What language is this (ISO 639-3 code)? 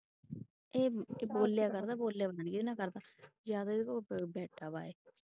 pan